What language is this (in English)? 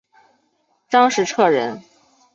Chinese